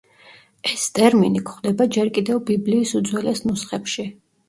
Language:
Georgian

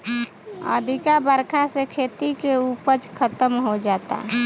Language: Bhojpuri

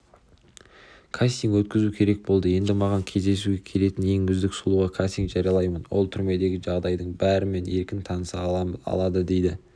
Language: Kazakh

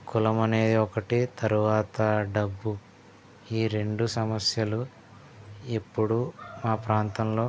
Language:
Telugu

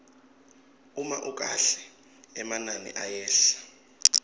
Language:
Swati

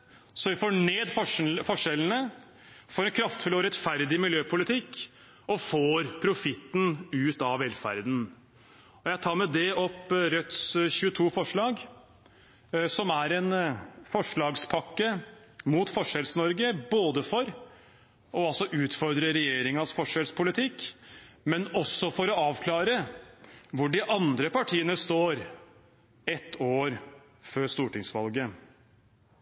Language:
Norwegian Bokmål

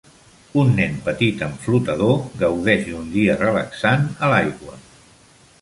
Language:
Catalan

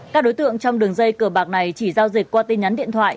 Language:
Vietnamese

